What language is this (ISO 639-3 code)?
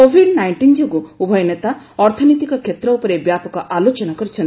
ori